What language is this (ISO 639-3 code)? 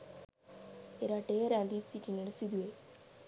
sin